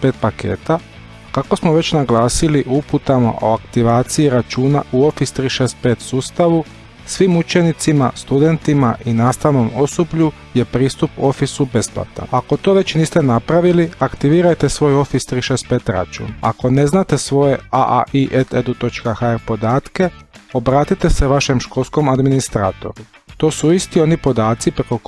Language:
Croatian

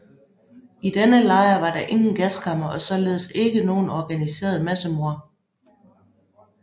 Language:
Danish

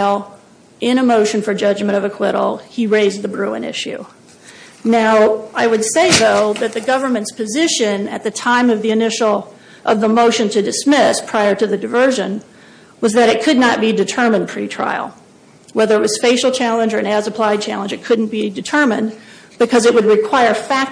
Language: English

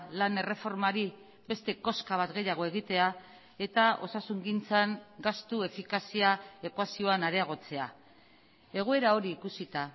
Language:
Basque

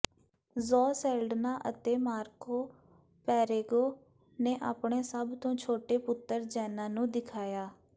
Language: Punjabi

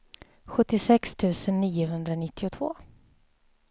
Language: Swedish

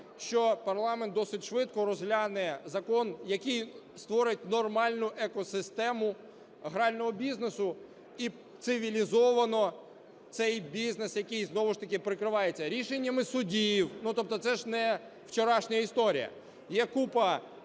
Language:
Ukrainian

